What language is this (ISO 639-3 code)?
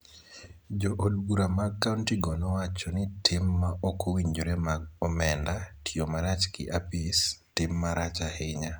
luo